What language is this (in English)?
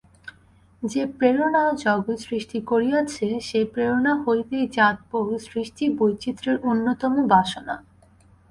Bangla